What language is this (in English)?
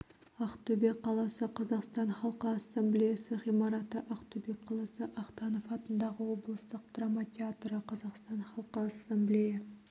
Kazakh